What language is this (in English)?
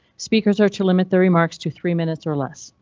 English